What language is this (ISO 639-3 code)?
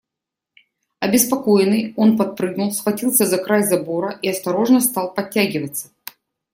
rus